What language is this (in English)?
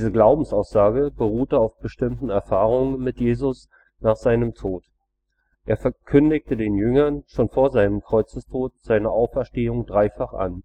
German